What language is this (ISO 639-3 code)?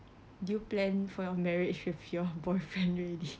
eng